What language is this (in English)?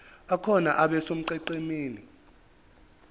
Zulu